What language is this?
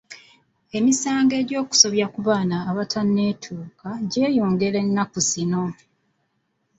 Ganda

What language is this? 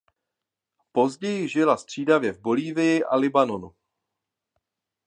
Czech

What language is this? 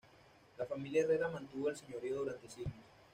Spanish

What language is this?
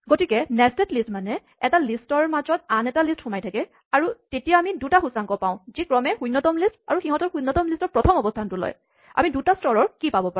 Assamese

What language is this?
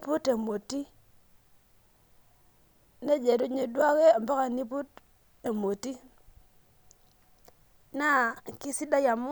Masai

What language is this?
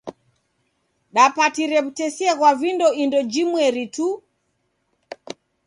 Taita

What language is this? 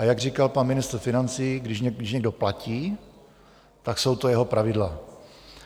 Czech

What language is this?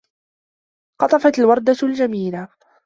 Arabic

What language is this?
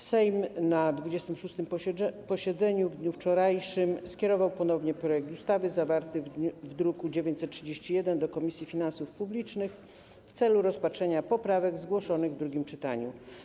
Polish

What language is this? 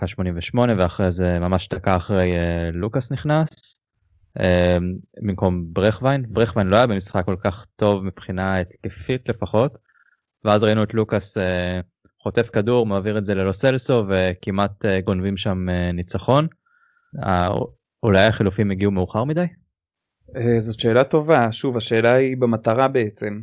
Hebrew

